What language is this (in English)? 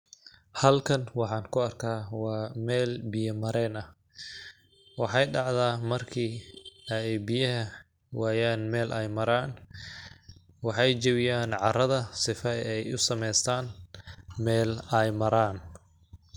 Somali